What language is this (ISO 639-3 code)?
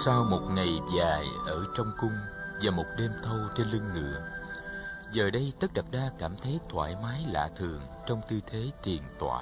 vie